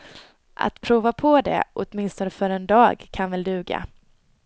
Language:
Swedish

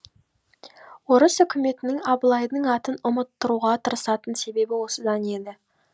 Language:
Kazakh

